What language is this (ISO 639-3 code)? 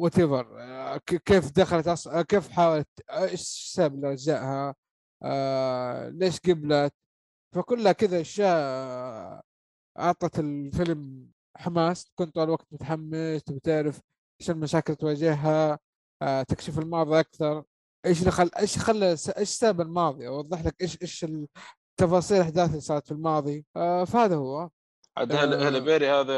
ara